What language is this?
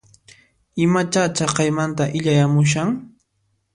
Puno Quechua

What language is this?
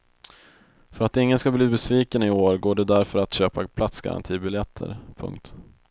Swedish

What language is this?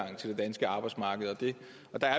Danish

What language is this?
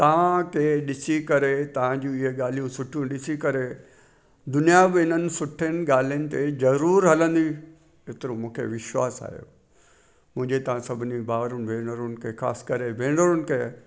Sindhi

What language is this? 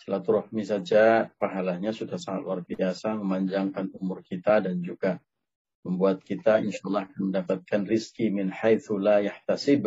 Indonesian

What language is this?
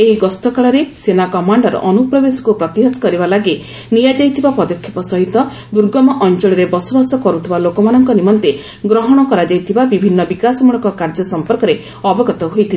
Odia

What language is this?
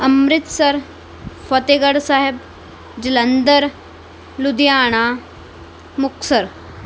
Punjabi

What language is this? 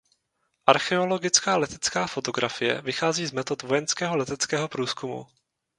Czech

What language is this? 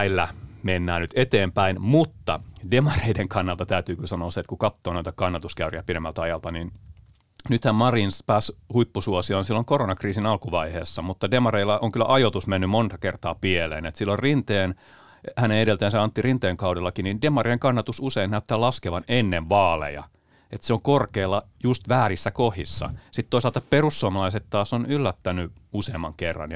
Finnish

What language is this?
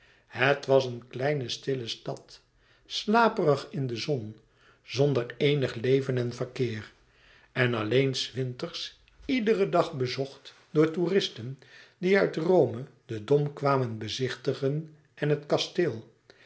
Dutch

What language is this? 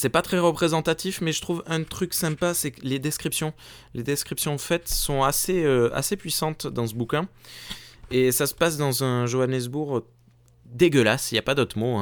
French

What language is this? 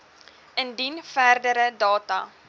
Afrikaans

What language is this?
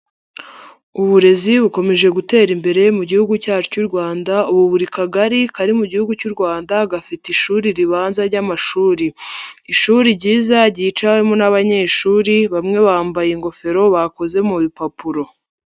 Kinyarwanda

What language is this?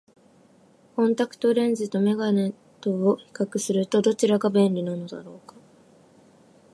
Japanese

